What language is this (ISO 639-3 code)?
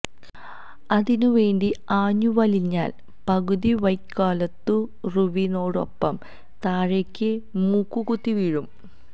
mal